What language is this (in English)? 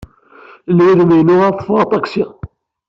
Kabyle